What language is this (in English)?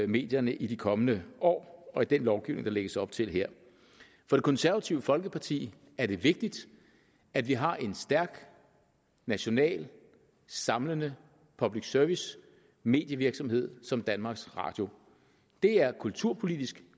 Danish